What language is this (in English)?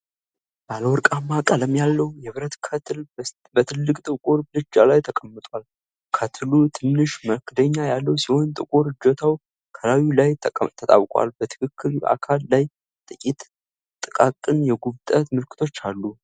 Amharic